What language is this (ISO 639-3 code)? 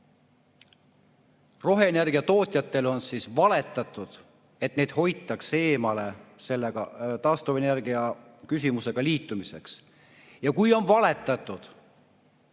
est